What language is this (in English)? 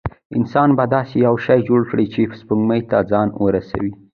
Pashto